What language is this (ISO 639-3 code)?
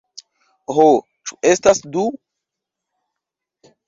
epo